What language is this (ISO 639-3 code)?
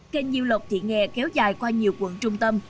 vie